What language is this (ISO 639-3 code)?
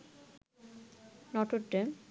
ben